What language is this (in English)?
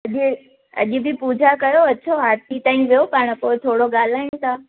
Sindhi